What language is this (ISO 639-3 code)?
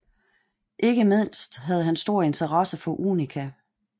dan